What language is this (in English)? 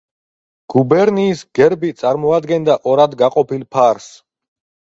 Georgian